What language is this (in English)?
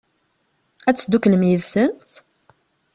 Kabyle